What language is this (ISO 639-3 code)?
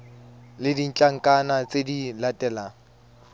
tsn